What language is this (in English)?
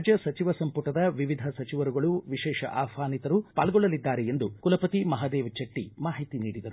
Kannada